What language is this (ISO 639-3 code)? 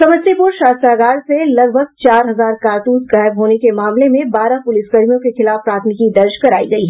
hin